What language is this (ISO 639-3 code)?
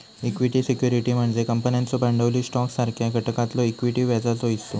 mar